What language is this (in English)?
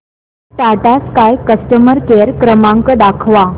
Marathi